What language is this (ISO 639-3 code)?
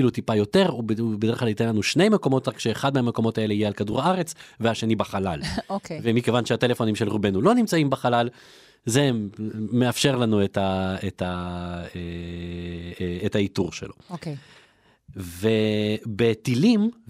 heb